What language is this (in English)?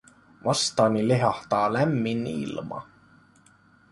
Finnish